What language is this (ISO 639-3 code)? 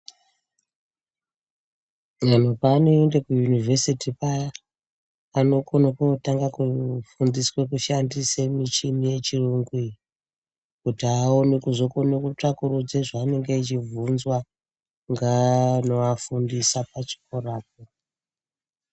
ndc